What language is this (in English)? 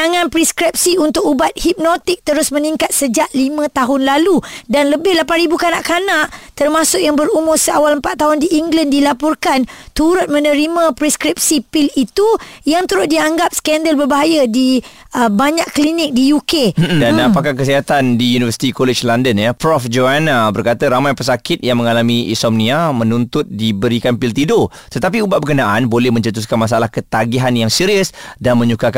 Malay